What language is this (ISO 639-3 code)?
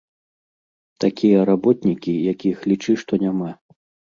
bel